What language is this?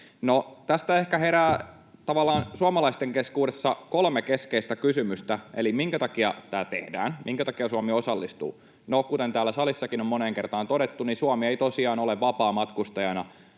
Finnish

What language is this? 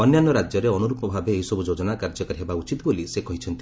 Odia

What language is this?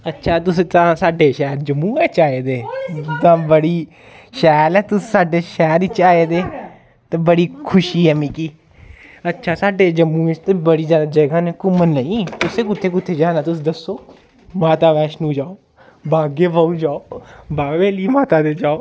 Dogri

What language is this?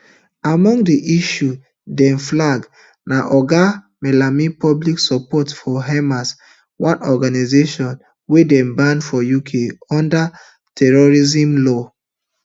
Nigerian Pidgin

